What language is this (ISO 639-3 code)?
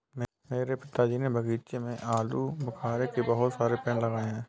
hin